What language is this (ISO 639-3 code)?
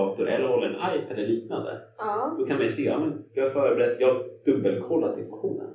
swe